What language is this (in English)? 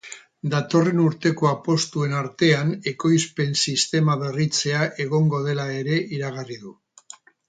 Basque